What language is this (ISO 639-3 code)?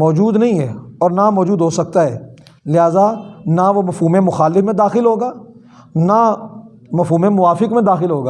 urd